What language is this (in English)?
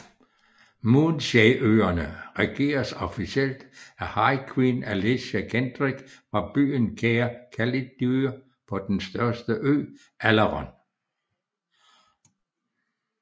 Danish